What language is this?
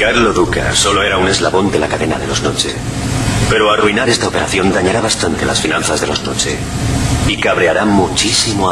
Spanish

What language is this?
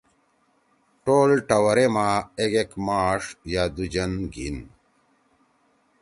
Torwali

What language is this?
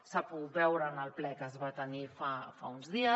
Catalan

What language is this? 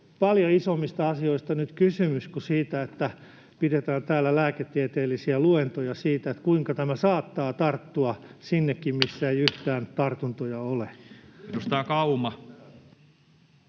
Finnish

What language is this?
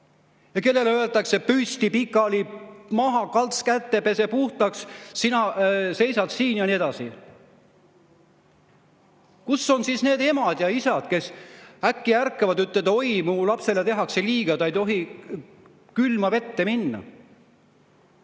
Estonian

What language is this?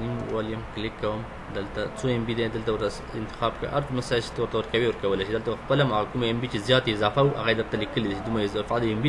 Romanian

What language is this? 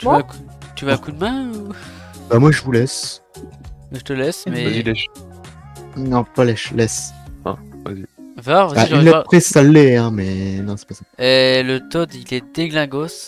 French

